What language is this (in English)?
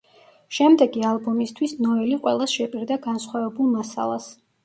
Georgian